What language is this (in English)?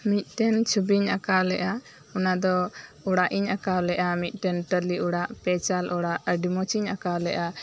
Santali